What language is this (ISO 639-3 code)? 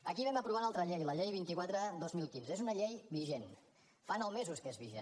cat